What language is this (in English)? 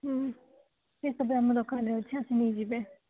Odia